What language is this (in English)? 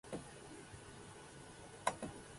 Japanese